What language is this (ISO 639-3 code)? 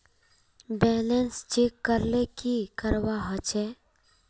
mag